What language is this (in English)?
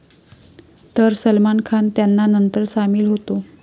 Marathi